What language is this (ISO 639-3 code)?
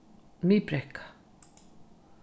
fao